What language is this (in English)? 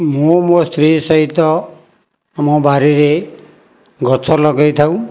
Odia